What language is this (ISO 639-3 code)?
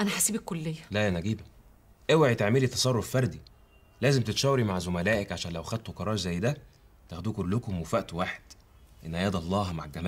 ara